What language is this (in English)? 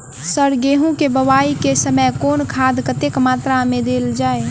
Maithili